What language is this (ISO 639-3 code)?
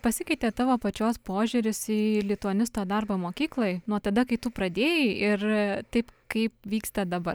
lit